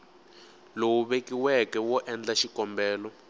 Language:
Tsonga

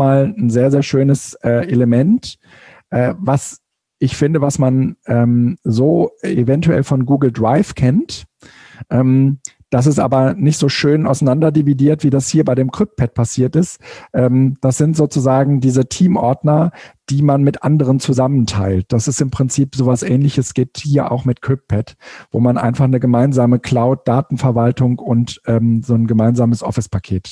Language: German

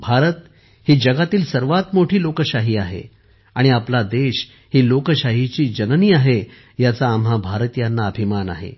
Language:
Marathi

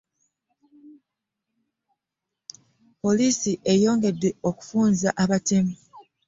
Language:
Ganda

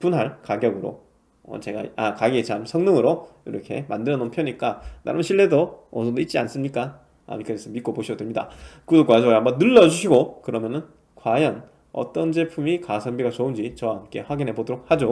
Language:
Korean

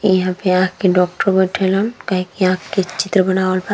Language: Bhojpuri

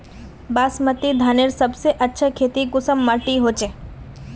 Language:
Magahi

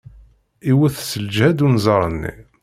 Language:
Kabyle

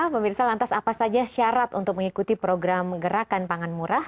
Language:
Indonesian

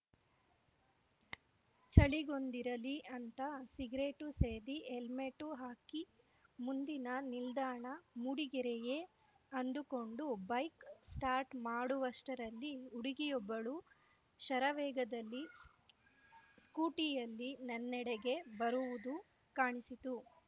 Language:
Kannada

